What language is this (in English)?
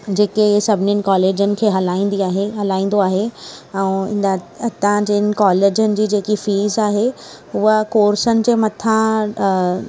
Sindhi